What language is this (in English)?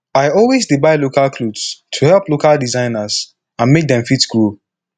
Nigerian Pidgin